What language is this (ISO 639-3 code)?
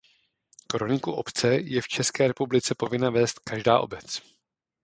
ces